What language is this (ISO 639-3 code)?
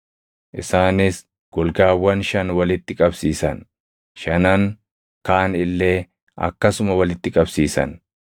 orm